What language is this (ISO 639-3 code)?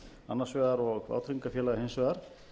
isl